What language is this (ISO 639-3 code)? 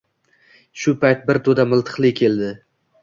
uzb